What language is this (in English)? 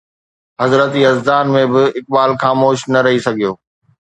Sindhi